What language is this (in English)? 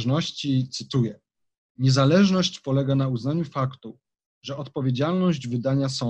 Polish